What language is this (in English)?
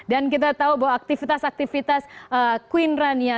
Indonesian